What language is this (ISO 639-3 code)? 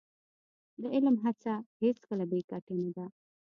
pus